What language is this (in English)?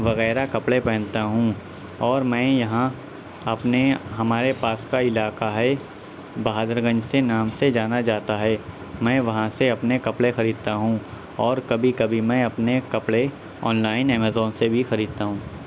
Urdu